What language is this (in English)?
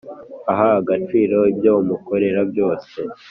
Kinyarwanda